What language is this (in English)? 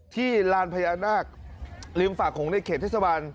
Thai